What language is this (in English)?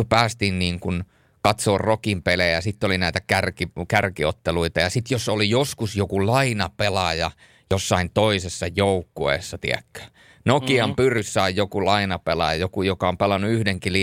Finnish